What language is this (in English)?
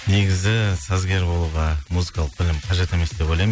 Kazakh